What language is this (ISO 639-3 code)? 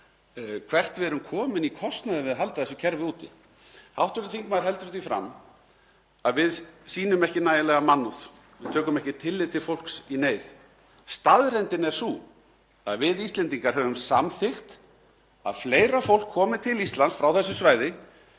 isl